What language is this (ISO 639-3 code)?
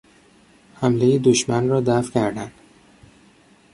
fas